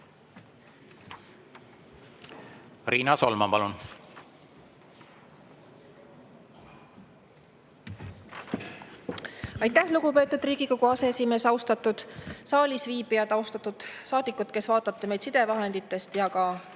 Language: Estonian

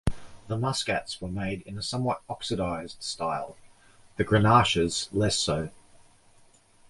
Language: English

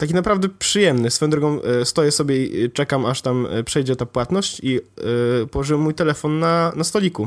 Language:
Polish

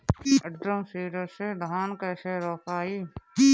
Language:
Bhojpuri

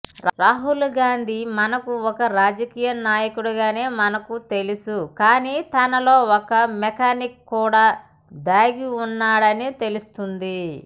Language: Telugu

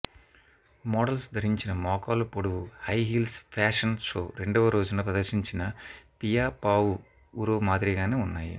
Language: Telugu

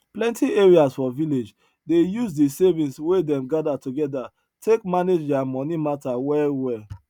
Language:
Nigerian Pidgin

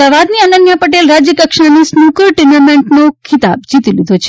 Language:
Gujarati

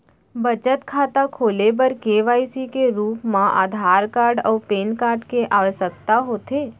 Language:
Chhattisgarhi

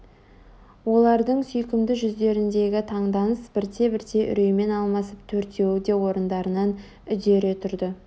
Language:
Kazakh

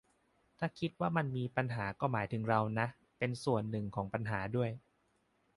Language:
Thai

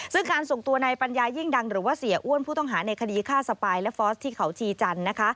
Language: Thai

